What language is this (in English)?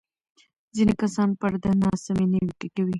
Pashto